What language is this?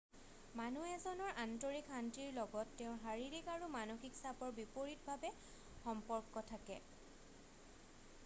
Assamese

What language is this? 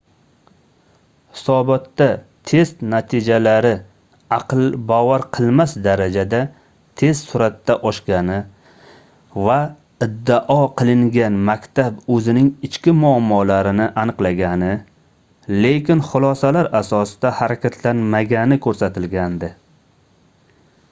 Uzbek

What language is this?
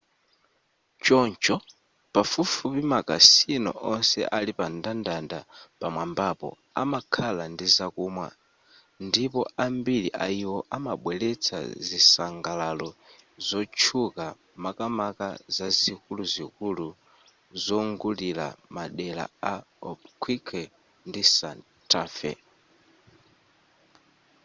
Nyanja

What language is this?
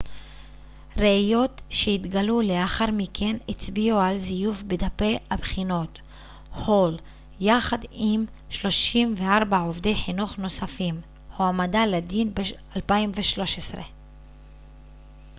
Hebrew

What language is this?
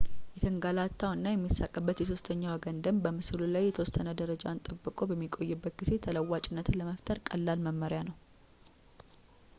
Amharic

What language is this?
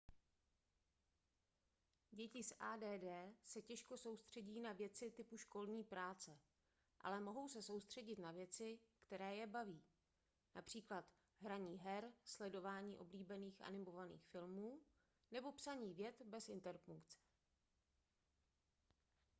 Czech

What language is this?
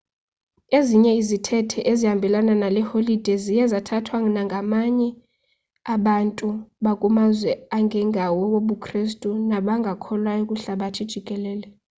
Xhosa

